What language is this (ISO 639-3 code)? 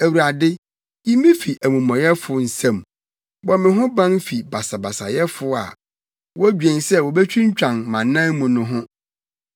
aka